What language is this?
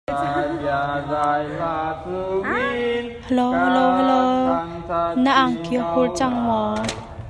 Hakha Chin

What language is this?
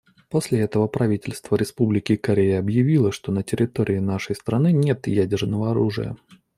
Russian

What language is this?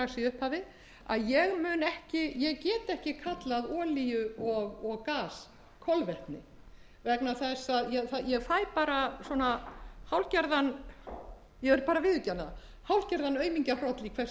Icelandic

